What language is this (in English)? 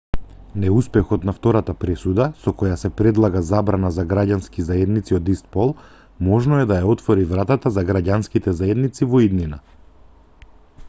Macedonian